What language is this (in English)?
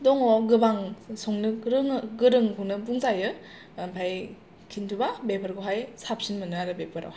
Bodo